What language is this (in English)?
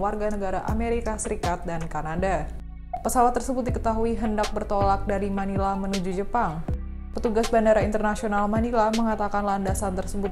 Indonesian